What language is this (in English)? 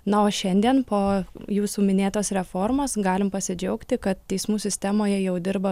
Lithuanian